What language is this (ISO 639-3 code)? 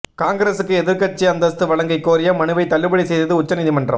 tam